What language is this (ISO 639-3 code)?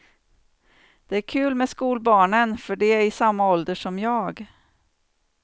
swe